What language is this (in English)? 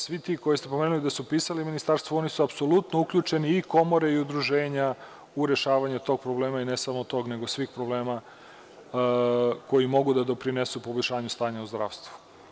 Serbian